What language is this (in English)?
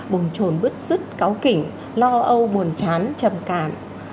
Vietnamese